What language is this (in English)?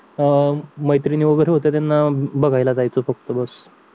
Marathi